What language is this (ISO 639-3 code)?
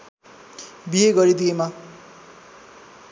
nep